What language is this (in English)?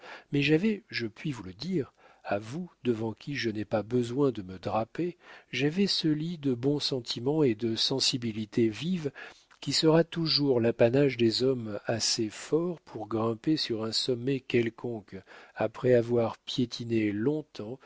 French